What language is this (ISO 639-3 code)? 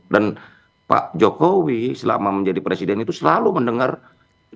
ind